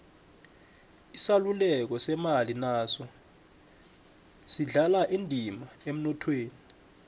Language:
South Ndebele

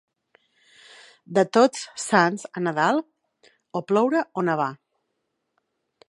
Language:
Catalan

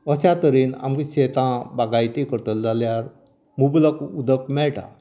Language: Konkani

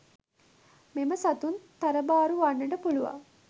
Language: Sinhala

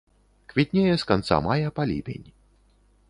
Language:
Belarusian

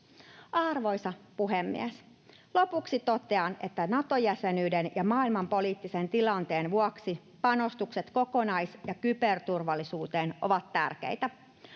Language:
Finnish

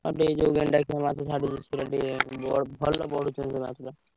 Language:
Odia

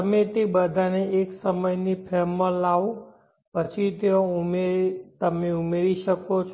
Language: Gujarati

